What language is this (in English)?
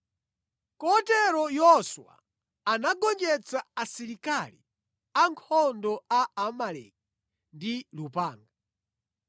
Nyanja